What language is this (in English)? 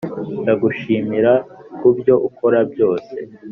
Kinyarwanda